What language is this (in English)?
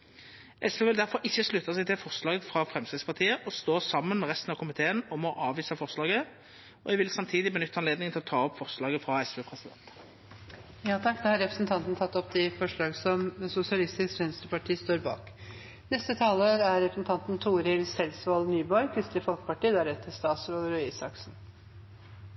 Norwegian Nynorsk